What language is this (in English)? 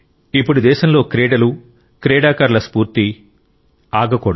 Telugu